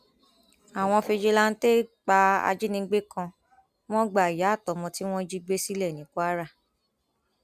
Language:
Yoruba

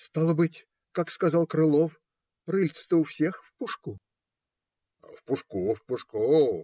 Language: Russian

